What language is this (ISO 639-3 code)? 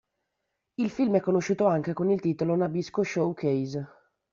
ita